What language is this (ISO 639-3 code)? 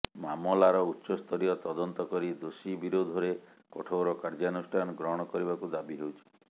ori